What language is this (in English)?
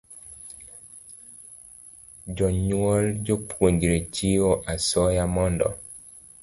Luo (Kenya and Tanzania)